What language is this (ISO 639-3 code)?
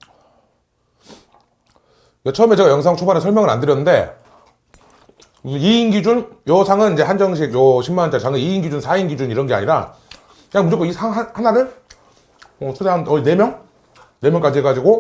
kor